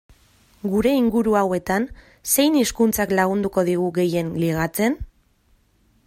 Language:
Basque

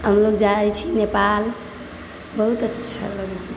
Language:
Maithili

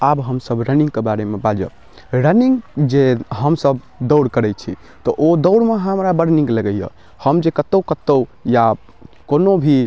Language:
Maithili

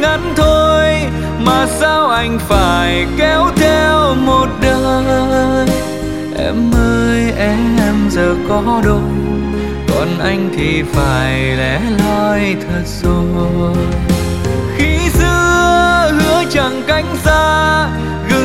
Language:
Vietnamese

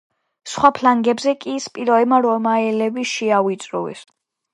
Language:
Georgian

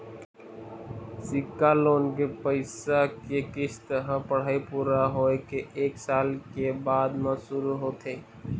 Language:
Chhattisgarhi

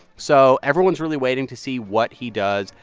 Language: English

